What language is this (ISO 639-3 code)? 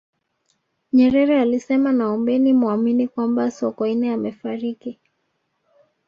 swa